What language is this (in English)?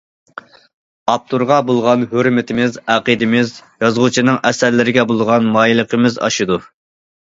Uyghur